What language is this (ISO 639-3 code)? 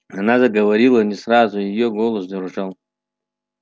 rus